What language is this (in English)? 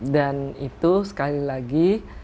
Indonesian